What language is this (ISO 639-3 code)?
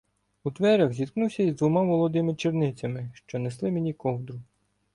ukr